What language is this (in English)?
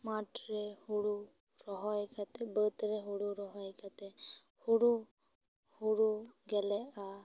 Santali